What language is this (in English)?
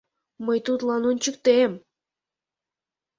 Mari